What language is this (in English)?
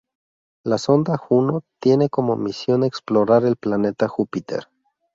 Spanish